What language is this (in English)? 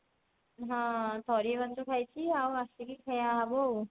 Odia